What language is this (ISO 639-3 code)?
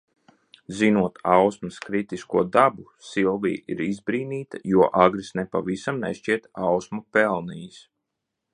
lav